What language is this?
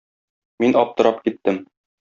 Tatar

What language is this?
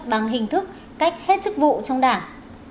Vietnamese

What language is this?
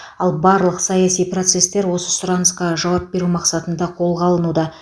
Kazakh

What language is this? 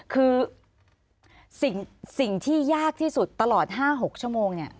Thai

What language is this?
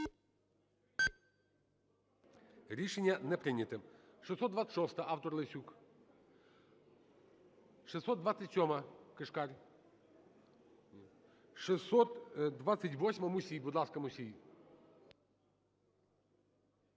Ukrainian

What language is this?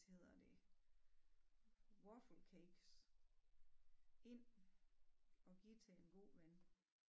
Danish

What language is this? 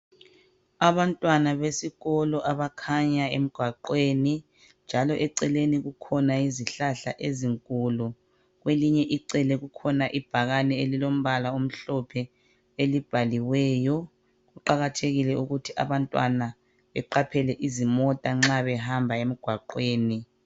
North Ndebele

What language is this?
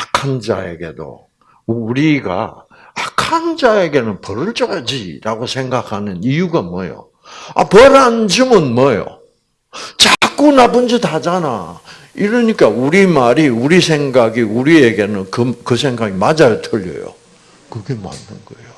Korean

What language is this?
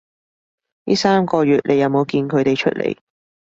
Cantonese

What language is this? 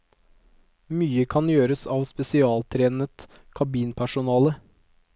Norwegian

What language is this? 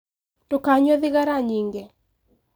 Kikuyu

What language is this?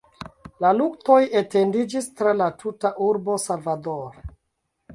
Esperanto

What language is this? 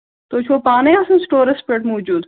Kashmiri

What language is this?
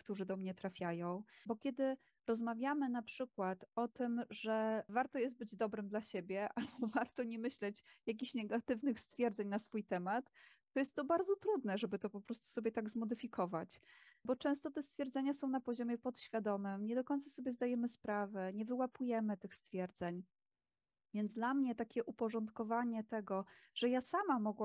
Polish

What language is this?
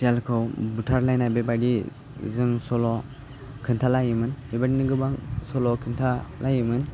Bodo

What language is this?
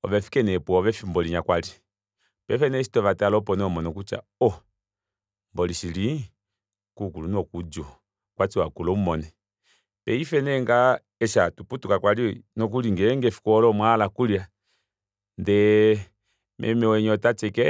Kuanyama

